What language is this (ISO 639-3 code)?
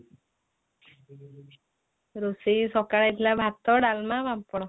ori